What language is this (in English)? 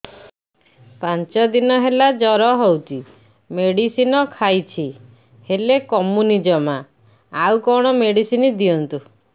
Odia